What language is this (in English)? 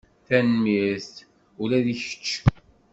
Kabyle